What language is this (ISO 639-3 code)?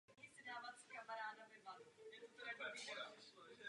ces